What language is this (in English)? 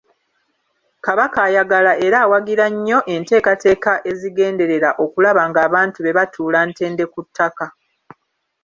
Ganda